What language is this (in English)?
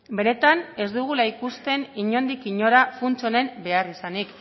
Basque